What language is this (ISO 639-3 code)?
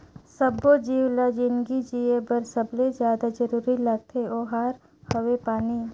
hne